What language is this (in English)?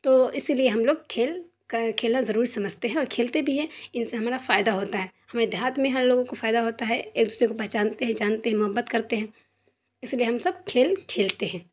Urdu